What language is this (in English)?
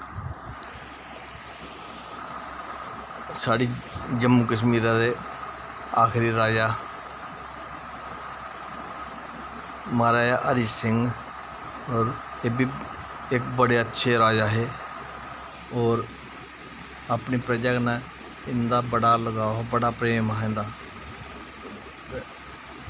Dogri